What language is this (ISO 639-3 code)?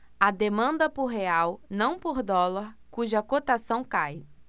por